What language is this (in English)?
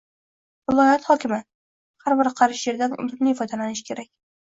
Uzbek